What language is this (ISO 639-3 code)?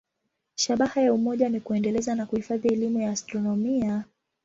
swa